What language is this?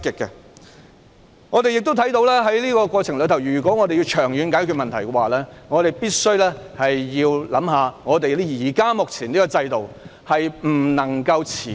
Cantonese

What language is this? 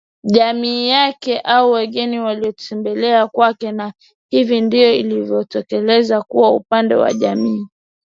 Swahili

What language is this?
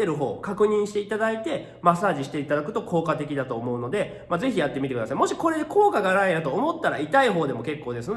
Japanese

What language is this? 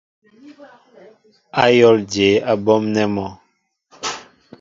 Mbo (Cameroon)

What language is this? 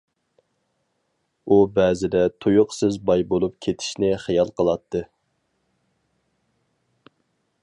Uyghur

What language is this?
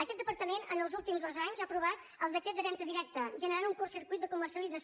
Catalan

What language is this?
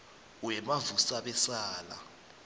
South Ndebele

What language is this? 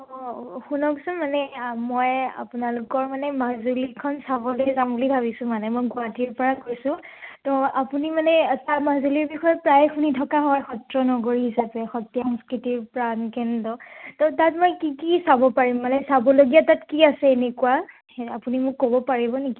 Assamese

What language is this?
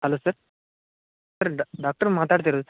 Kannada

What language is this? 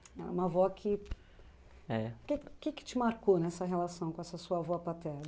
Portuguese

